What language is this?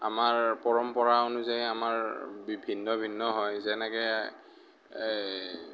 Assamese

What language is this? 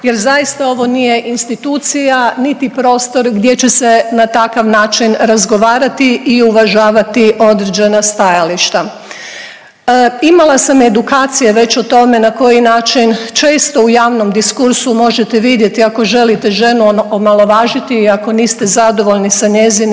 Croatian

